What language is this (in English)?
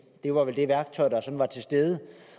Danish